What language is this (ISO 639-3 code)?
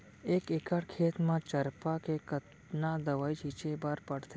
hne